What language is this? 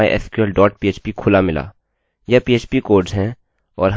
Hindi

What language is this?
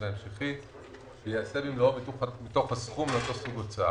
Hebrew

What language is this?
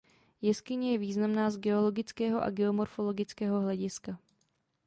Czech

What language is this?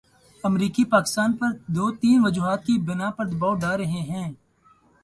Urdu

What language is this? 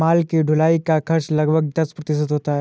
Hindi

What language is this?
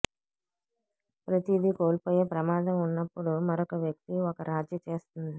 Telugu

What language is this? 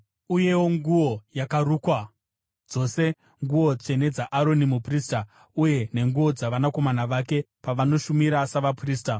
Shona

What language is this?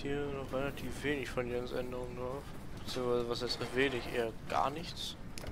German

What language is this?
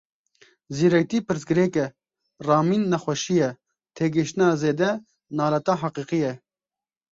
Kurdish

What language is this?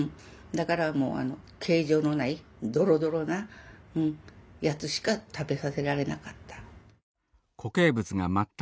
Japanese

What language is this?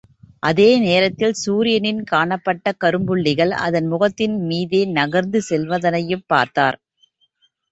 Tamil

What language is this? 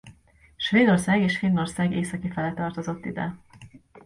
Hungarian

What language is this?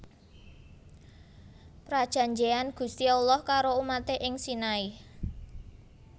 Javanese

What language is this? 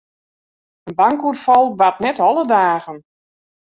Western Frisian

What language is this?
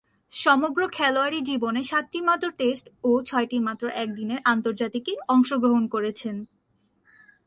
Bangla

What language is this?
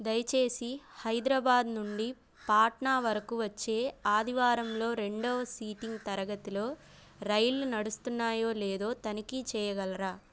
Telugu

